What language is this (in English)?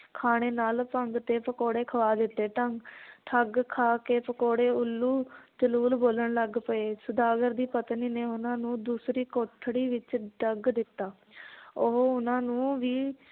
Punjabi